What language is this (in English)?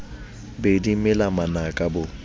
Southern Sotho